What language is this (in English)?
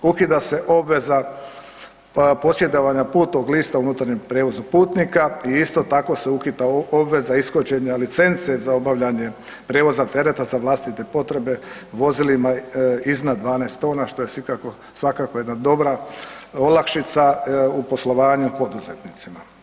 Croatian